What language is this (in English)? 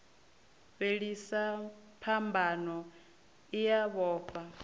Venda